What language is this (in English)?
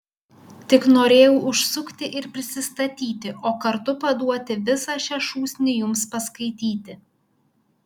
Lithuanian